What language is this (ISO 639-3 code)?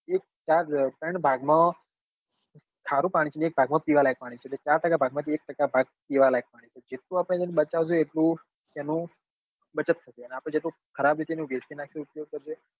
guj